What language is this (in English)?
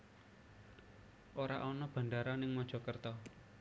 Javanese